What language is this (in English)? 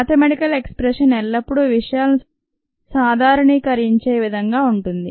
Telugu